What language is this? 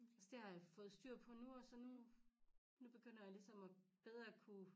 Danish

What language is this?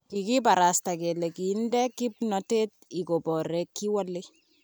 Kalenjin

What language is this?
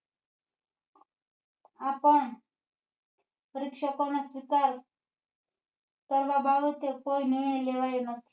Gujarati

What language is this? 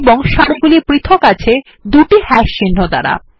Bangla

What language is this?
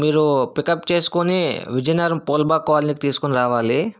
Telugu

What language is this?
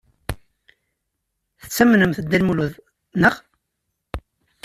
Kabyle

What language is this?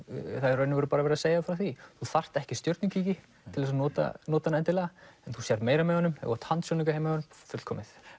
Icelandic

